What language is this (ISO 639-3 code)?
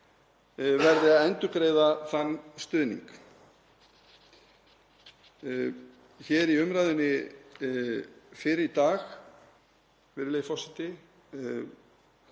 isl